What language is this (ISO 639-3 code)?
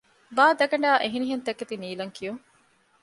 div